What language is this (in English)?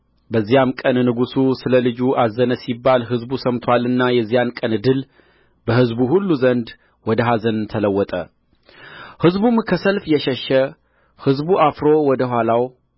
Amharic